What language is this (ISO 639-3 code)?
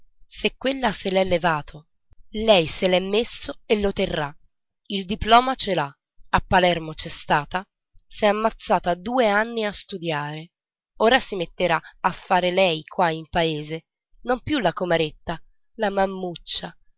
ita